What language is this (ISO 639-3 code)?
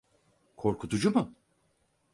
tur